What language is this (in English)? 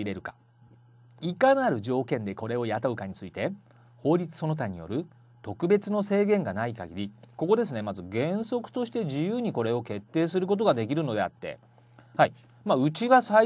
Japanese